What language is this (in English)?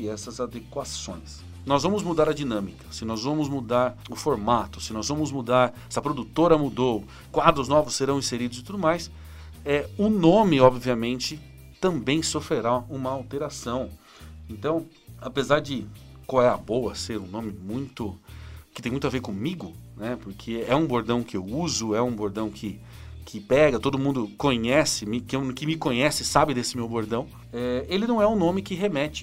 Portuguese